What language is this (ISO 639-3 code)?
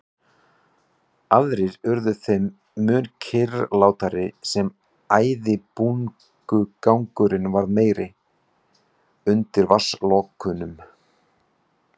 isl